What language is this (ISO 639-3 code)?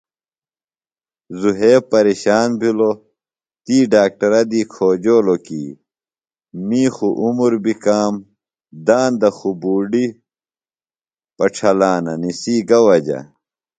phl